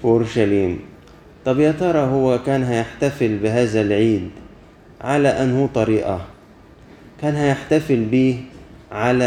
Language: Arabic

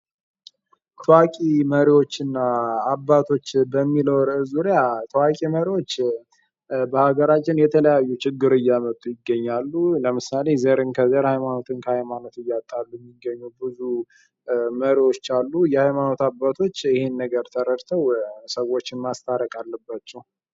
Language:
Amharic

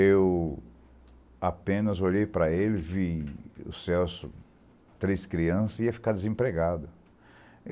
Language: Portuguese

